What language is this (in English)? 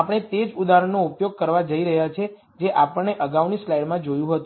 Gujarati